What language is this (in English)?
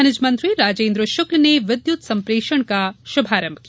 Hindi